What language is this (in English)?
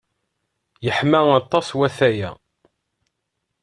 Kabyle